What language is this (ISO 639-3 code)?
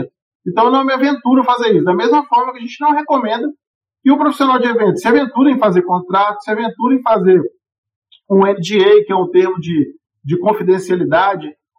por